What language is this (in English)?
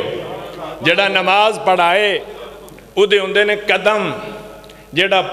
Punjabi